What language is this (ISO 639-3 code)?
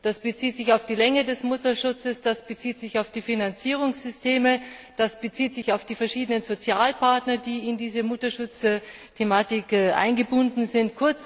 deu